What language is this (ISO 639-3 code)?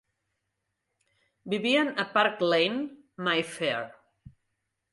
cat